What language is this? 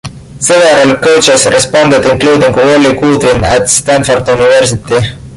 English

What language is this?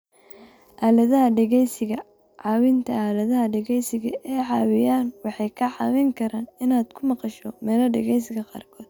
Somali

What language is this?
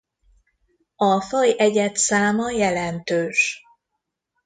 Hungarian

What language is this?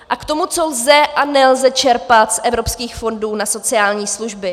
Czech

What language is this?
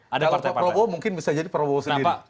Indonesian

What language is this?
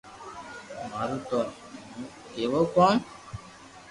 Loarki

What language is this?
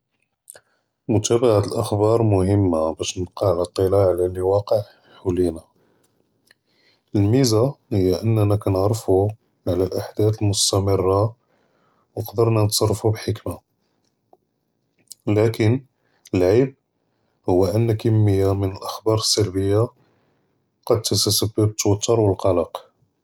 Judeo-Arabic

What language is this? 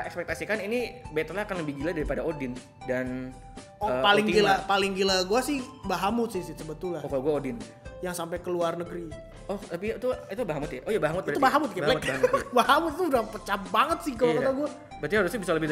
Indonesian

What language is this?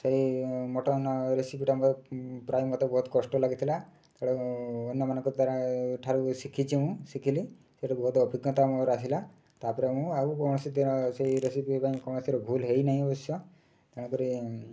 Odia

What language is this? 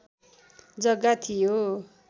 Nepali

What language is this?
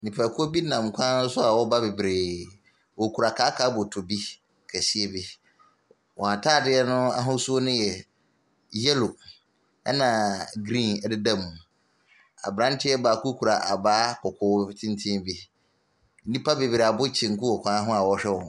Akan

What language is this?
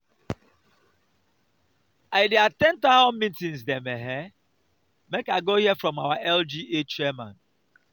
Nigerian Pidgin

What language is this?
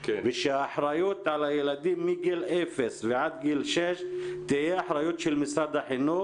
Hebrew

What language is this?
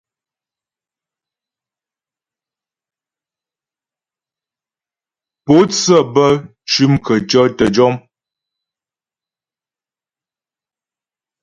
Ghomala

